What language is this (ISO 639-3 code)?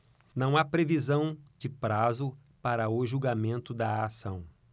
por